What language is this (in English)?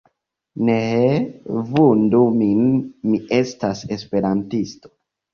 Esperanto